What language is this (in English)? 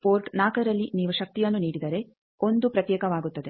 Kannada